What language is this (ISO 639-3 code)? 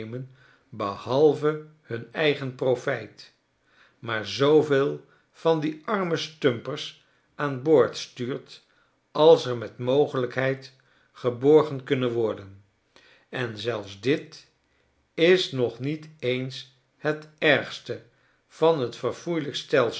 nld